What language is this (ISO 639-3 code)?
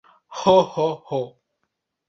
epo